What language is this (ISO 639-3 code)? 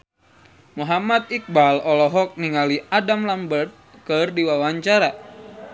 sun